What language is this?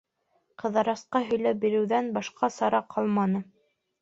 Bashkir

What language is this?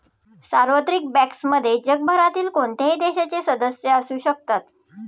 Marathi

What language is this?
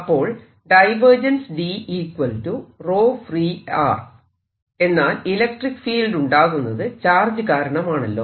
Malayalam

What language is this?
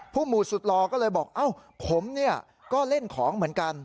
Thai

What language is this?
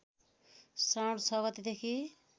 Nepali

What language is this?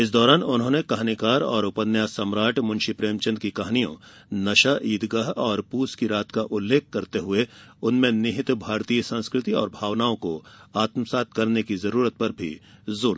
Hindi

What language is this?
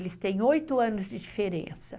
Portuguese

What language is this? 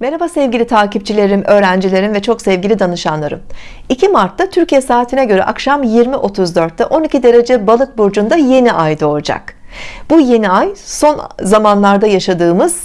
Turkish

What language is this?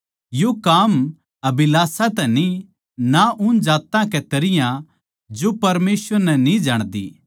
Haryanvi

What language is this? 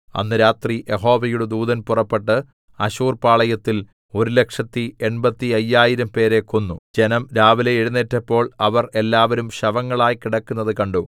Malayalam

